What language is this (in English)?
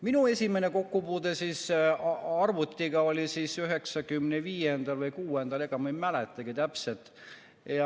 Estonian